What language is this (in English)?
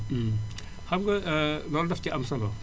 Wolof